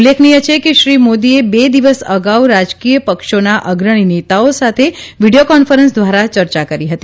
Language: Gujarati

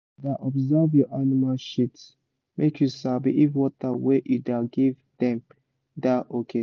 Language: Nigerian Pidgin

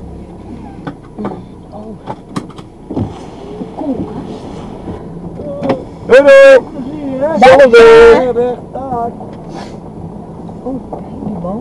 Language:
Dutch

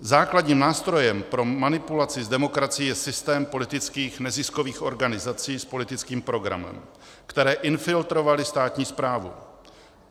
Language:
Czech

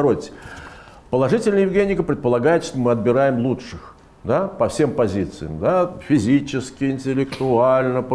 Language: Russian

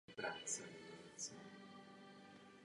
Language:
Czech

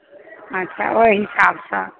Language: Maithili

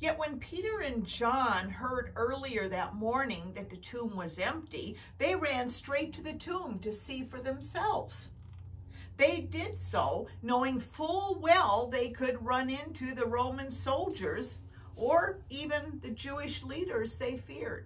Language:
English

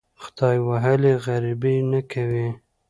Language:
Pashto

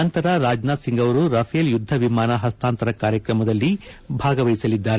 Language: Kannada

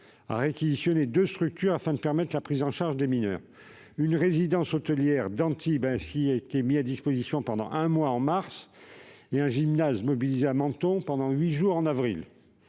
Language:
French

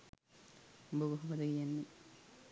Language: Sinhala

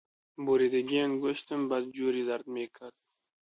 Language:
Persian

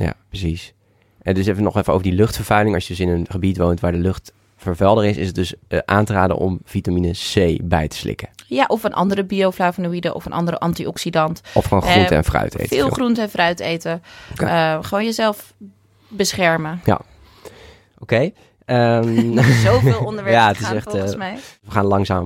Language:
Dutch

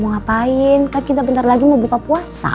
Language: Indonesian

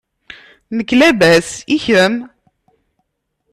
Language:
Kabyle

